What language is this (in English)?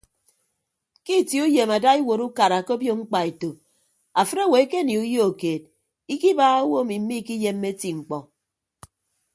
Ibibio